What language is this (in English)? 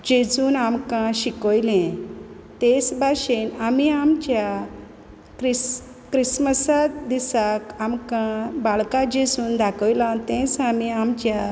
Konkani